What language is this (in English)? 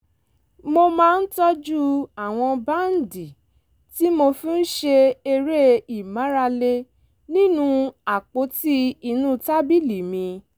Yoruba